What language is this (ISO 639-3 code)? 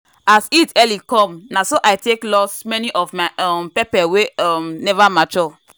pcm